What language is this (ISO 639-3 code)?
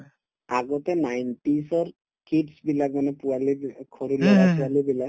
asm